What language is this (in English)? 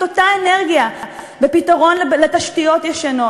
Hebrew